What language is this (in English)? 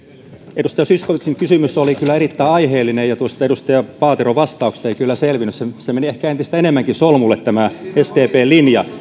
Finnish